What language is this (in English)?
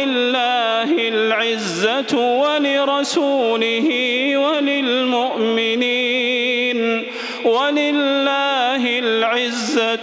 Arabic